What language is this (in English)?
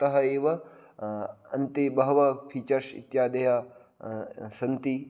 Sanskrit